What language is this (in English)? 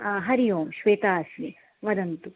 Sanskrit